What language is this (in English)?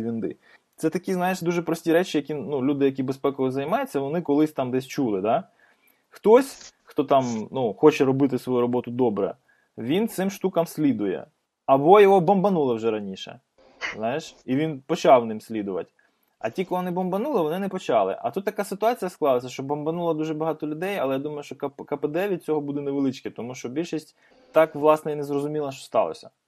Ukrainian